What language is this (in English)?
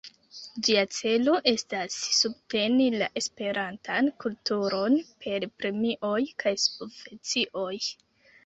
Esperanto